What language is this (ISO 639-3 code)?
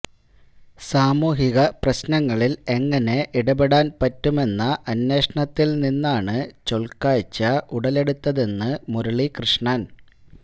mal